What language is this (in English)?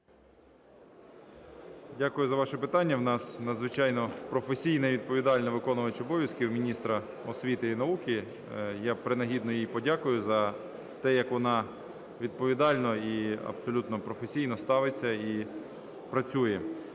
Ukrainian